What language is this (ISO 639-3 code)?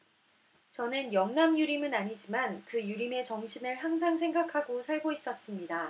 kor